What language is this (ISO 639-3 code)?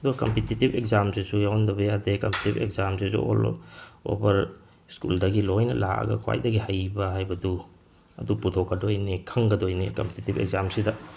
mni